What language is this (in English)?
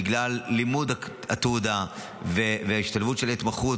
Hebrew